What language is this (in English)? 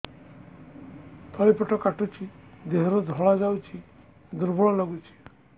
Odia